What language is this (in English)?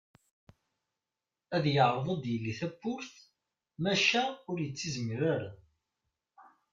Kabyle